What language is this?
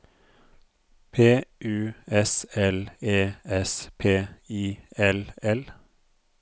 Norwegian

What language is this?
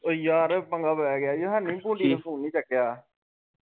Punjabi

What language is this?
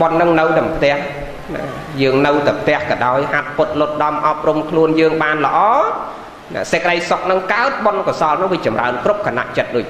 Vietnamese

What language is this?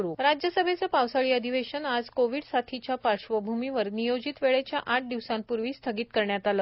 Marathi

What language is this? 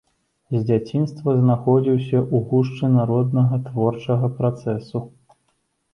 Belarusian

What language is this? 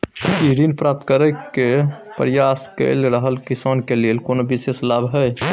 Maithili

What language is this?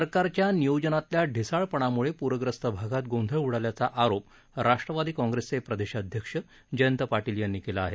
Marathi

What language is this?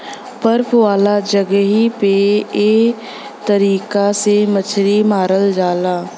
Bhojpuri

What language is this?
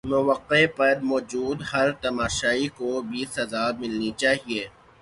Urdu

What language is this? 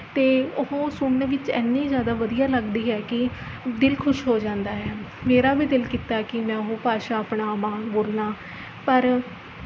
Punjabi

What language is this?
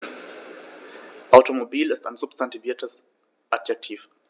German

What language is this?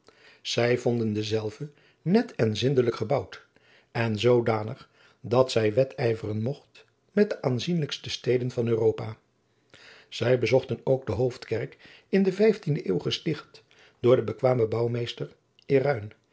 Dutch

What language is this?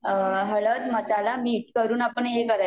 Marathi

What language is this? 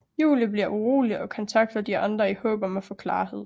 Danish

